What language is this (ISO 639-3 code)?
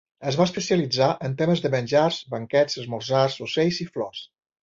cat